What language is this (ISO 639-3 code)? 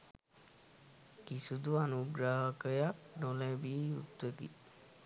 sin